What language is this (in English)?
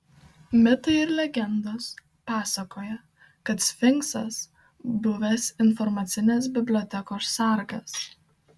Lithuanian